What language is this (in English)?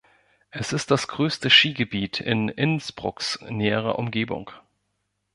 German